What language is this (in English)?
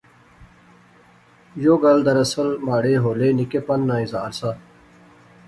Pahari-Potwari